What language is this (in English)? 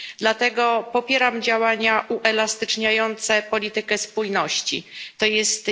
Polish